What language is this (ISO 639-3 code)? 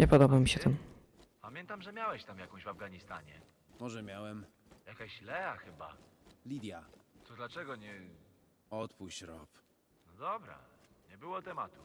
pol